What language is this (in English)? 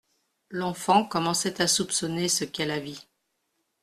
French